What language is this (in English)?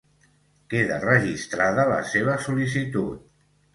Catalan